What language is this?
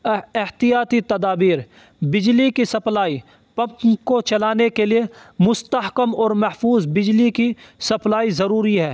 Urdu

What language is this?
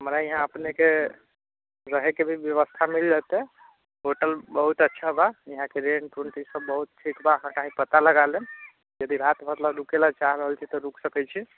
Maithili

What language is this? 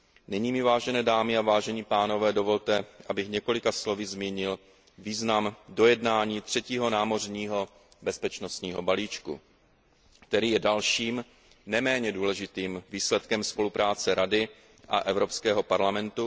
Czech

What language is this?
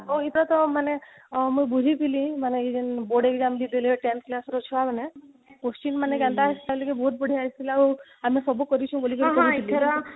Odia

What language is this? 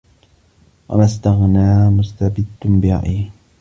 Arabic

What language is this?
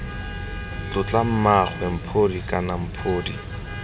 Tswana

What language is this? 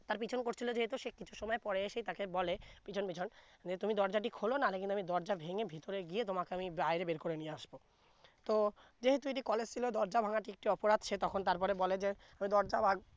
Bangla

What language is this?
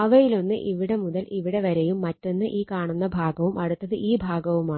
Malayalam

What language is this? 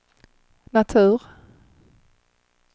Swedish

